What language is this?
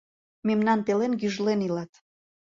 Mari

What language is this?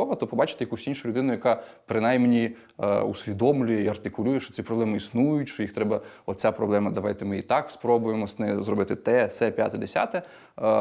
Ukrainian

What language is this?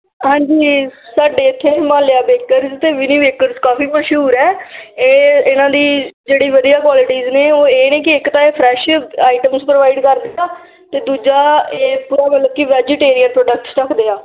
Punjabi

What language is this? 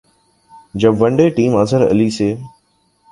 Urdu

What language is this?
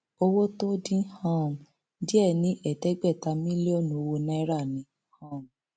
Yoruba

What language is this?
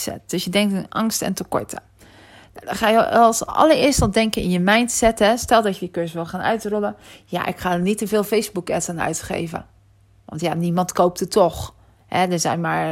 Dutch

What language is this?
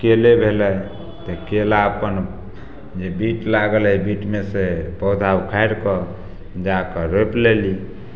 Maithili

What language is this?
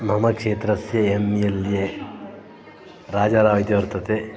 Sanskrit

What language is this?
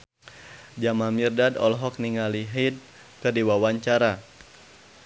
Sundanese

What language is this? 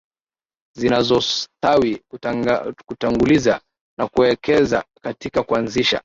Swahili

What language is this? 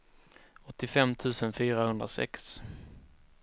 Swedish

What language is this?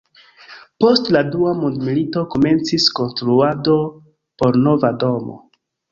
Esperanto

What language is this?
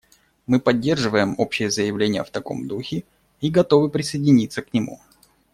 Russian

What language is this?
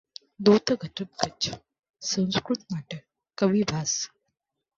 Marathi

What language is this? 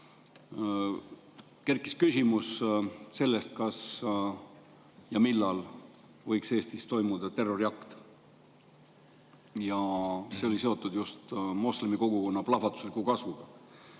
Estonian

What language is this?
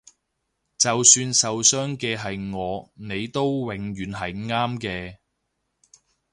Cantonese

